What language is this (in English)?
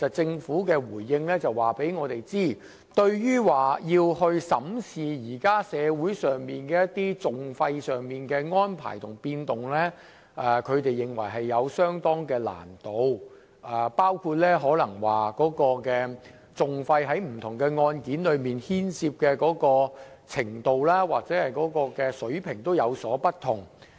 Cantonese